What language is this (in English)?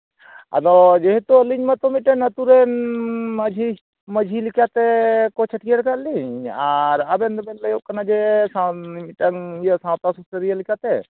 Santali